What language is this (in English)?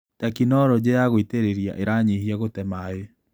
Kikuyu